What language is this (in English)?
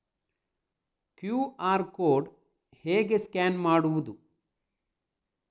Kannada